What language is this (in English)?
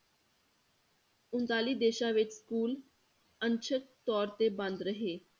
Punjabi